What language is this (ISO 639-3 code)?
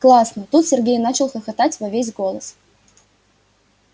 rus